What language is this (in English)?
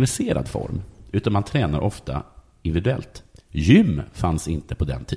Swedish